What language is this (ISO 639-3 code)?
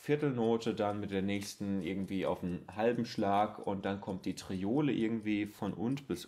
deu